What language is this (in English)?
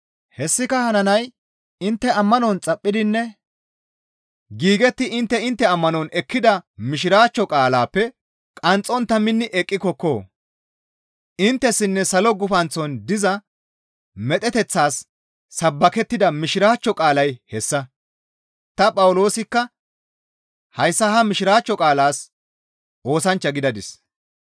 Gamo